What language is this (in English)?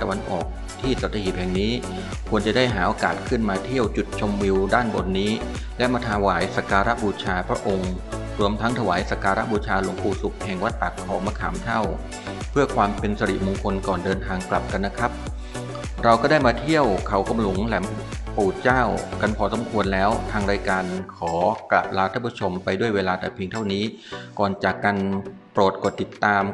Thai